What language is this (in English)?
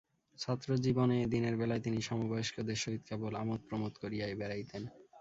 Bangla